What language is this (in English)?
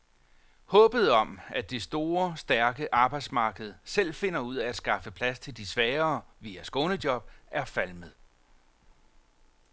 Danish